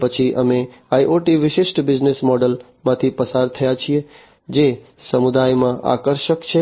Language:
Gujarati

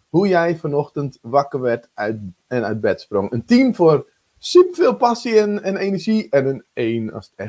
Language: Dutch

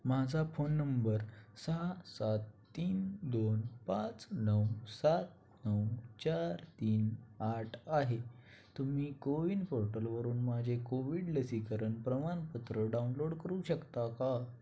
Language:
Marathi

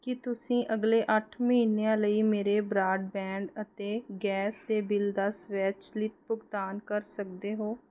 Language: Punjabi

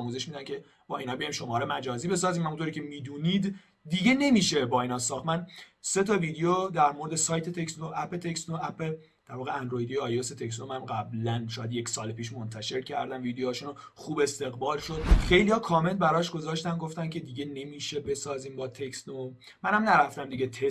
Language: Persian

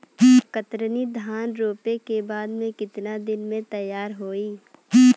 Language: Bhojpuri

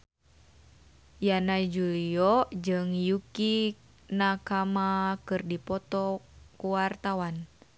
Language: Sundanese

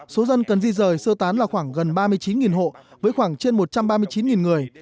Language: Vietnamese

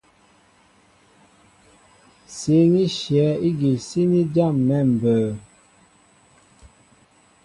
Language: Mbo (Cameroon)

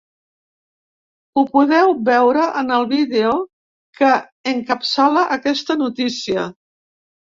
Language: Catalan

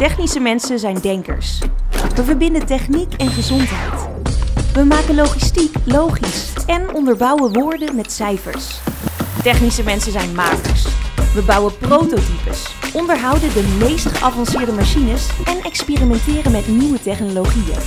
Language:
Dutch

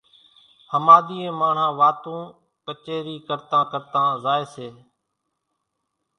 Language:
Kachi Koli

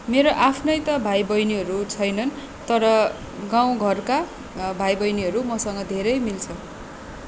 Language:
Nepali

